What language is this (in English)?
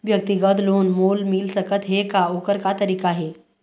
Chhattisgarhi